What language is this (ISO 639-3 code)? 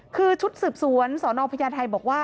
tha